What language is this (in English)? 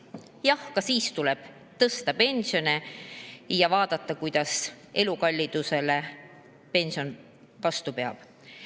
Estonian